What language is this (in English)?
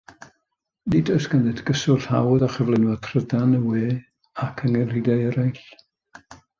Welsh